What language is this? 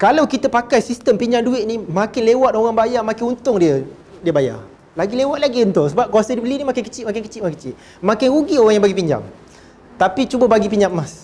Malay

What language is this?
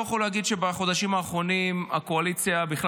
Hebrew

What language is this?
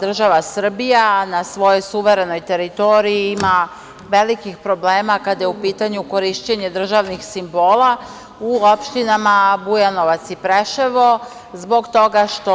Serbian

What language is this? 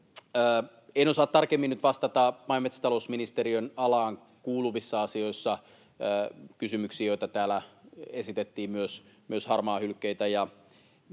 Finnish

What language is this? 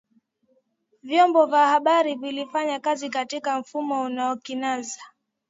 Swahili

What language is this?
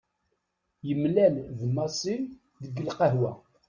Kabyle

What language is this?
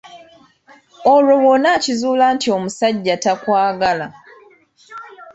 Ganda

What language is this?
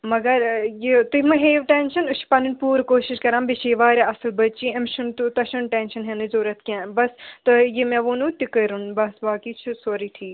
Kashmiri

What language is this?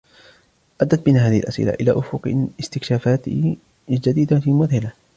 Arabic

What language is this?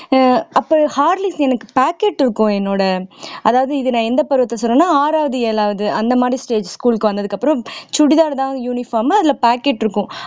Tamil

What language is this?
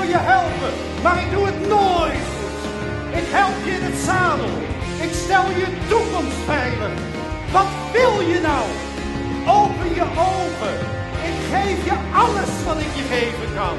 Dutch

